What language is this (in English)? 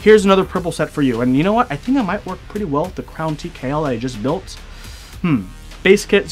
English